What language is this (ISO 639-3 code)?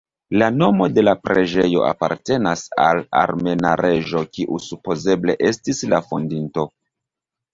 epo